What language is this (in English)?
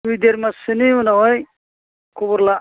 Bodo